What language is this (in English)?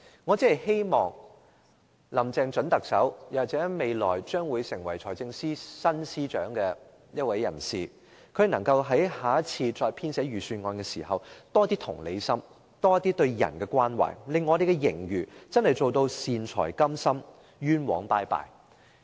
Cantonese